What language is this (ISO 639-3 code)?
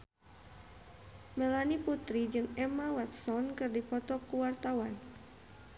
sun